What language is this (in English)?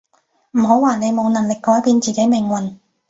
Cantonese